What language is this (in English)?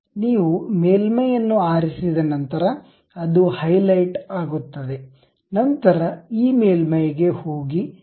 Kannada